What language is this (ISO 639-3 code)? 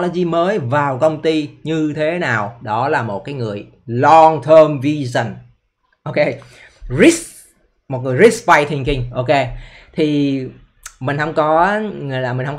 vie